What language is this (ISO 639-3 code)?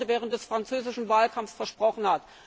deu